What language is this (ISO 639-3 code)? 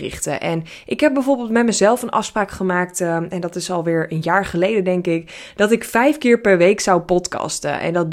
nld